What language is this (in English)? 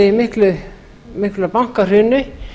Icelandic